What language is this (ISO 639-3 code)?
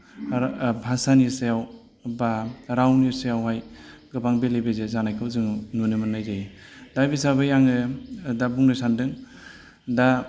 brx